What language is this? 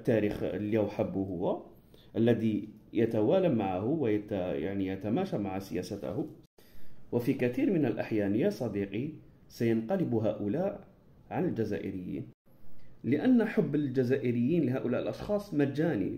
Arabic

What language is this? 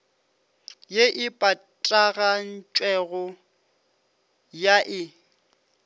Northern Sotho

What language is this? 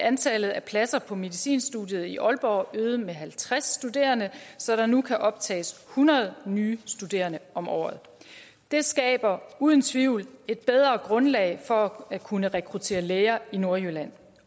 Danish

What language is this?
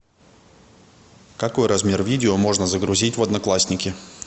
Russian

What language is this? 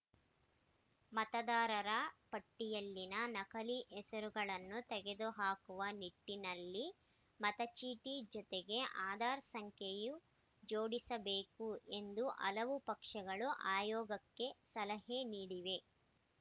Kannada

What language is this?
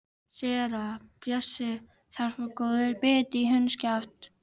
Icelandic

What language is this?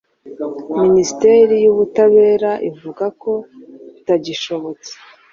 Kinyarwanda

